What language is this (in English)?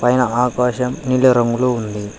Telugu